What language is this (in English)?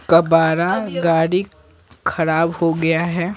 Hindi